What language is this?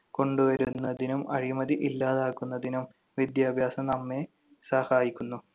Malayalam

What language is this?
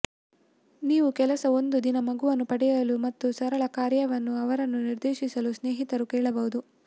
Kannada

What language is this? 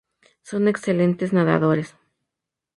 Spanish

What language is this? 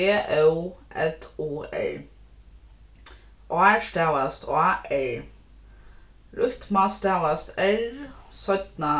Faroese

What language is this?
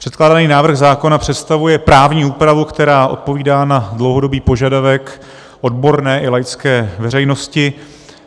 Czech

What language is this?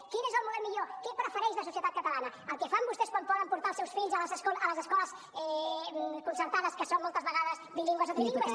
Catalan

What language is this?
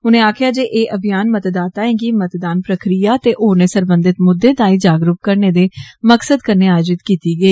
Dogri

